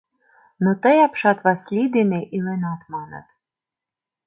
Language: Mari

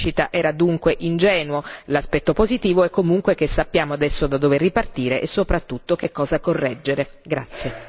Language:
Italian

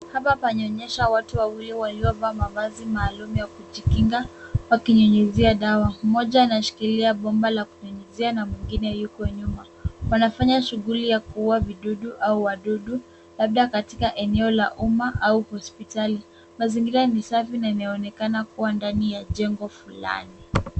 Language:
Swahili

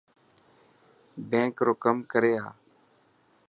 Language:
Dhatki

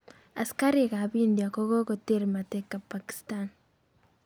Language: Kalenjin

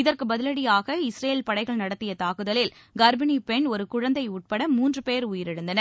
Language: Tamil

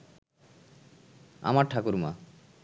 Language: Bangla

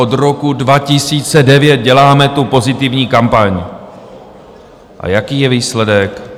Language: Czech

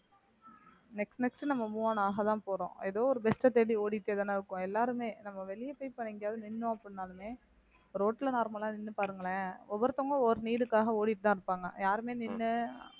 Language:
Tamil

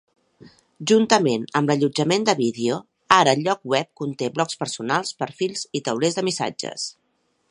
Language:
Catalan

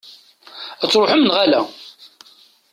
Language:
Kabyle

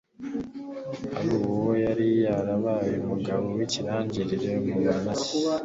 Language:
Kinyarwanda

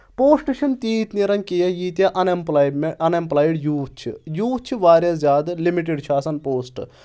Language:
Kashmiri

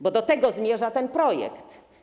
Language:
Polish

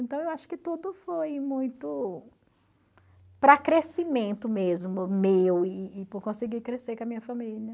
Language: Portuguese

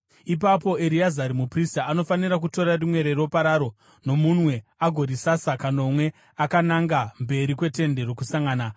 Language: Shona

